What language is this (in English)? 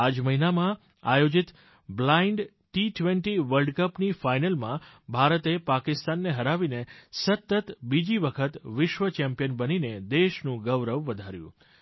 Gujarati